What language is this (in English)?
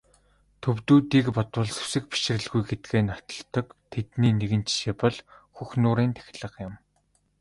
Mongolian